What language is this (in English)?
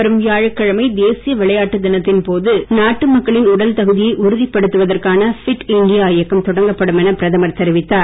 Tamil